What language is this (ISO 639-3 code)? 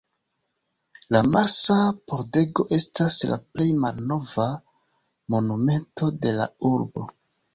epo